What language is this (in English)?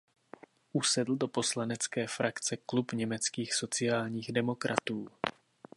Czech